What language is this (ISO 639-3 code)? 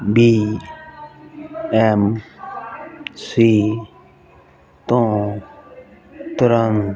pan